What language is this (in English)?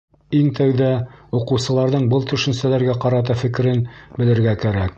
Bashkir